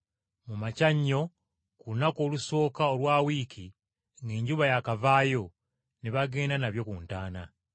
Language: Ganda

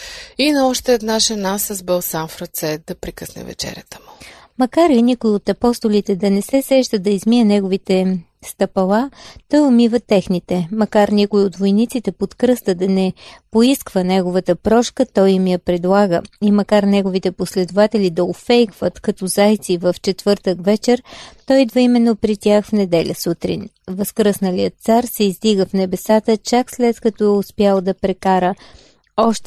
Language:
Bulgarian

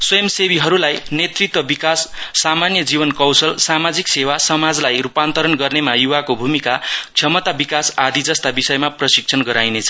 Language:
Nepali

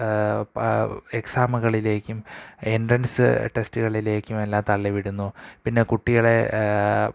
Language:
Malayalam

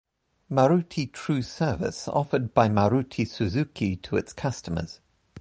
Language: English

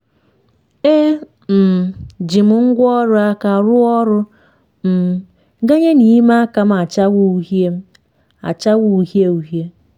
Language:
Igbo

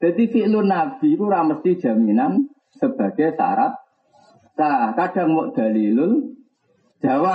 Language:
Indonesian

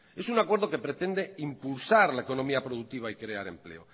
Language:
Spanish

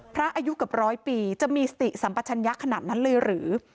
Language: Thai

